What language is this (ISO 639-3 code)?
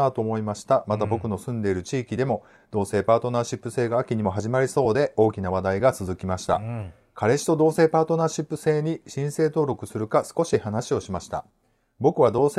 jpn